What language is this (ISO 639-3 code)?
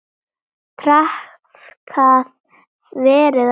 isl